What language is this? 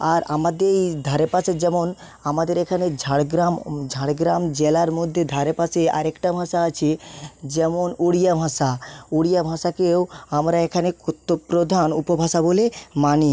Bangla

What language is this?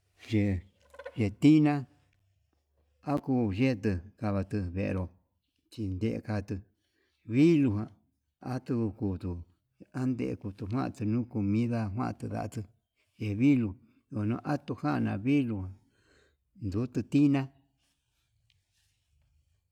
Yutanduchi Mixtec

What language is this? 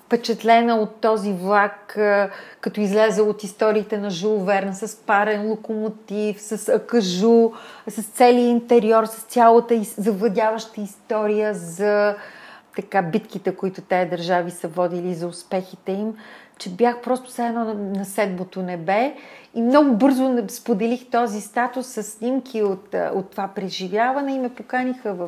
Bulgarian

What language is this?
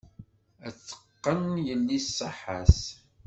Kabyle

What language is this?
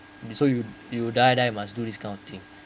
English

